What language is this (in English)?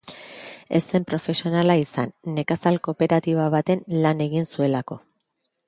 Basque